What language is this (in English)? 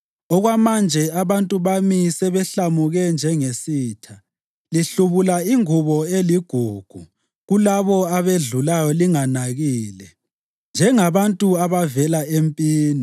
North Ndebele